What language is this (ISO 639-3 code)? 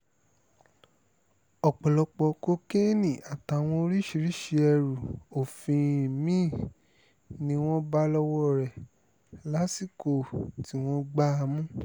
yor